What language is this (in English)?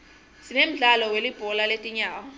Swati